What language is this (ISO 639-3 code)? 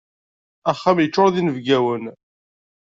kab